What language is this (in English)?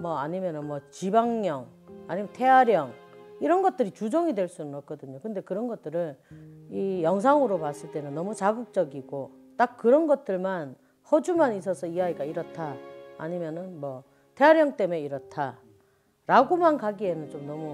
Korean